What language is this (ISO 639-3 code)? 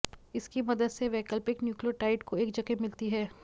hin